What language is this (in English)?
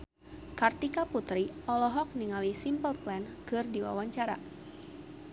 Sundanese